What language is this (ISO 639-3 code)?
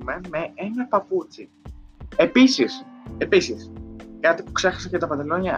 ell